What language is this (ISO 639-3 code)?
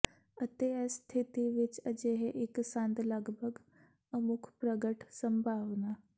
pan